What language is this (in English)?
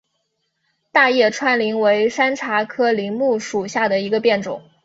Chinese